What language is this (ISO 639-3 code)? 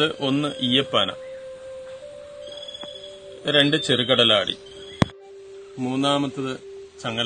tur